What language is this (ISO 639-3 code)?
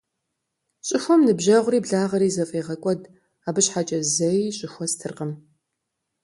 kbd